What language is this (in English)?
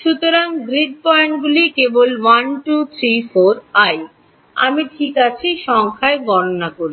Bangla